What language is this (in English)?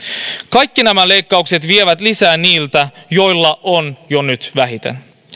Finnish